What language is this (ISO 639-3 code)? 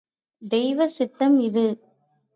tam